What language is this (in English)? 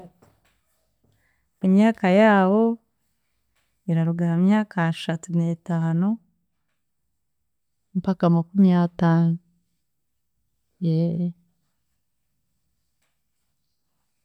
Chiga